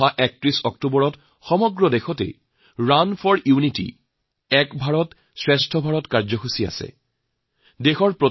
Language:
Assamese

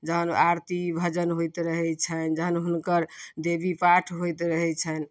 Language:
Maithili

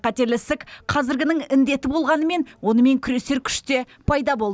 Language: Kazakh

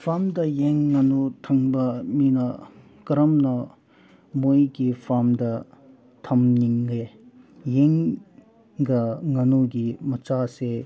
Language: Manipuri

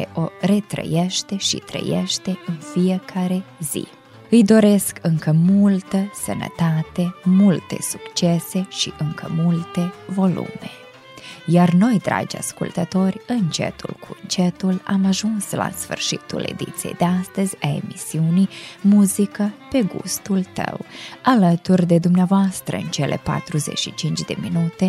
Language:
Romanian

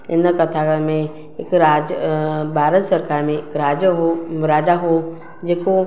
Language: Sindhi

